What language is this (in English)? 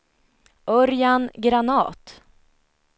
Swedish